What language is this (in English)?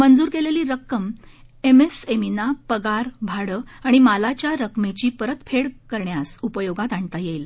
Marathi